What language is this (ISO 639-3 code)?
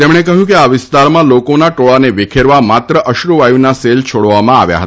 guj